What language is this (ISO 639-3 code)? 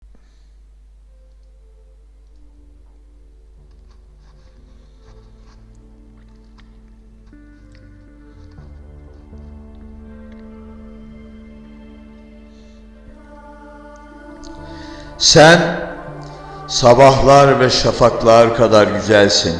tur